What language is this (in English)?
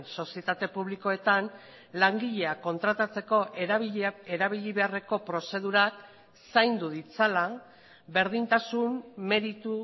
Basque